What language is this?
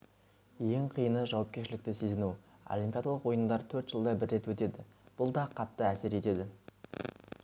Kazakh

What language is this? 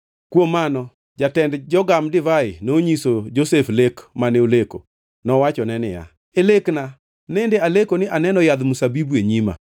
Luo (Kenya and Tanzania)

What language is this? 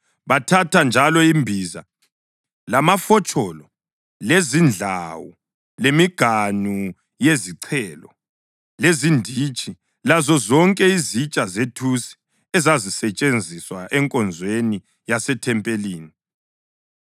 North Ndebele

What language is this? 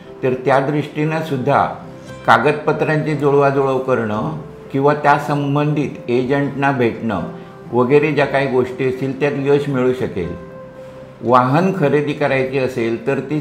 Marathi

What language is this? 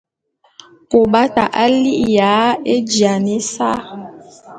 Bulu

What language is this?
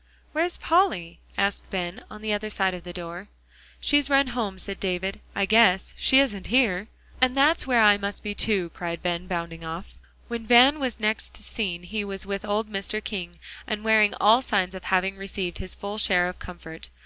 English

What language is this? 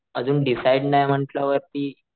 Marathi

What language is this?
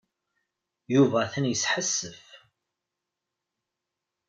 Kabyle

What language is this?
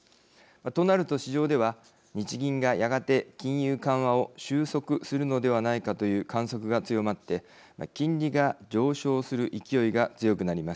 Japanese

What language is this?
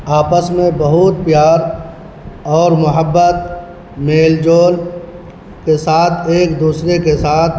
Urdu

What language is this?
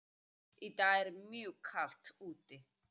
Icelandic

